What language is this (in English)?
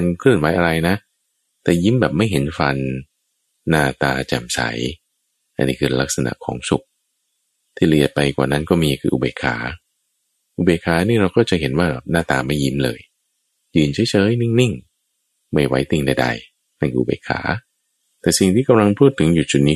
Thai